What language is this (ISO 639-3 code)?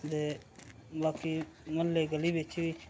doi